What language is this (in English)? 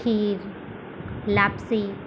Gujarati